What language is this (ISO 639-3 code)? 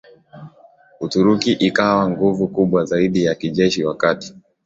swa